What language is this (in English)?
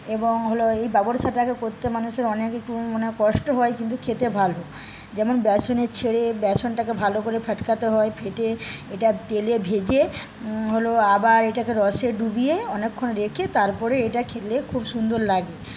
Bangla